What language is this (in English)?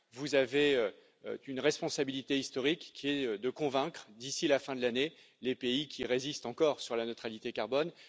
French